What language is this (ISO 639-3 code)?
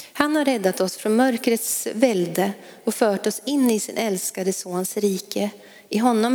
swe